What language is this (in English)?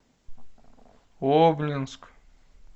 Russian